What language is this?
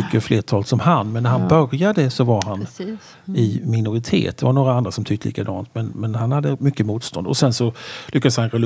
Swedish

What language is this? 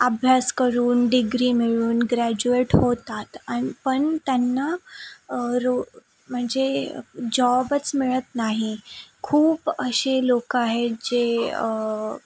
Marathi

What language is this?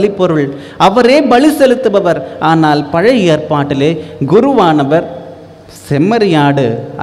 Thai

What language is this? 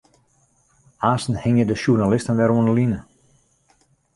Western Frisian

